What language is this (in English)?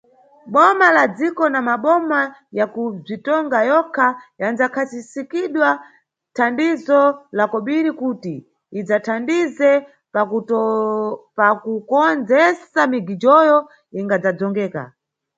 Nyungwe